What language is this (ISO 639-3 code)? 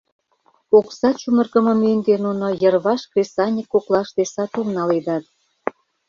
chm